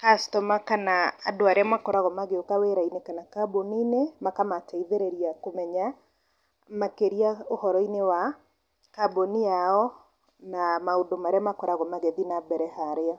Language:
Kikuyu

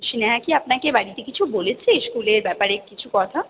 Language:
Bangla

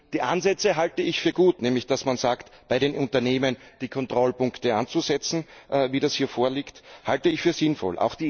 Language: German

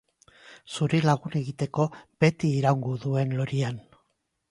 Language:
Basque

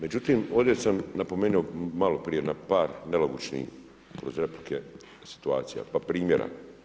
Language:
Croatian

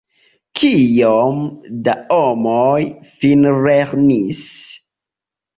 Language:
Esperanto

